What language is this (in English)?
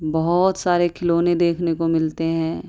Urdu